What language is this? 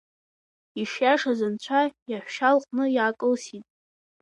Abkhazian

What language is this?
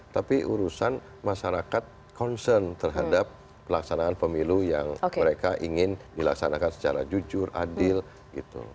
Indonesian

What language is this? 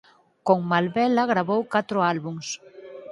Galician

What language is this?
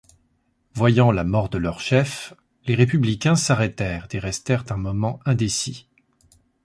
French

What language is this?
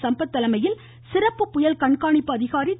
Tamil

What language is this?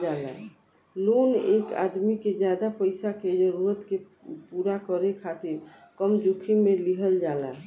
Bhojpuri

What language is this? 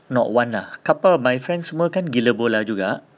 English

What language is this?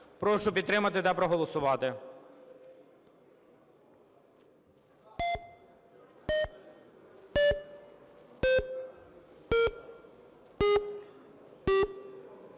Ukrainian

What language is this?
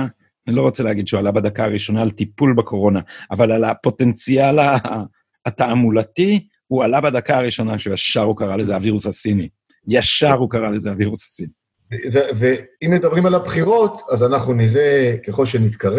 Hebrew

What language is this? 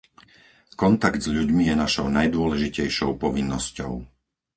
Slovak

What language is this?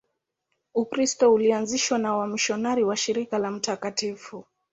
Swahili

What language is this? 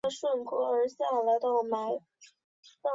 Chinese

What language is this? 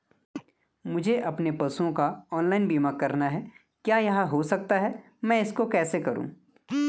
Hindi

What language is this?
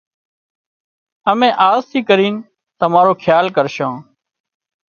Wadiyara Koli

